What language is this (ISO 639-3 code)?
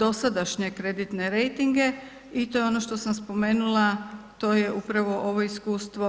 hrv